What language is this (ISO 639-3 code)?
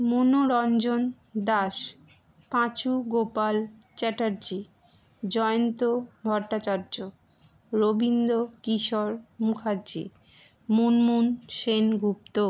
ben